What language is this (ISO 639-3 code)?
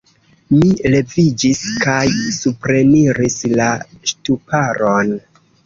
epo